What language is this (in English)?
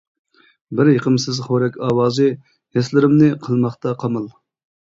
Uyghur